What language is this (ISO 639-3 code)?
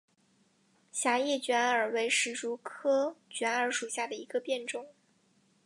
zho